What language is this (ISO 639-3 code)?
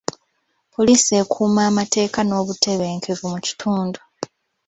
lug